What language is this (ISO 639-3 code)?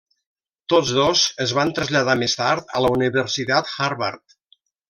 cat